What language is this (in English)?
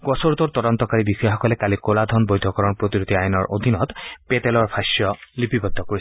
Assamese